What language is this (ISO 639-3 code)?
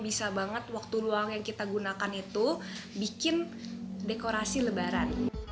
ind